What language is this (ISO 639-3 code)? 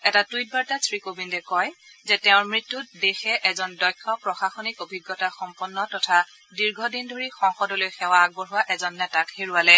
asm